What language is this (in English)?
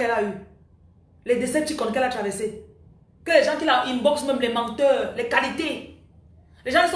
French